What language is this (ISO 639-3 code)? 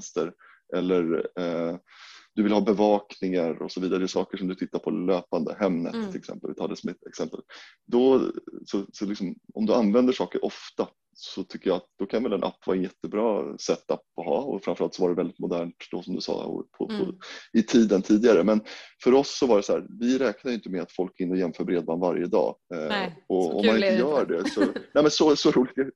swe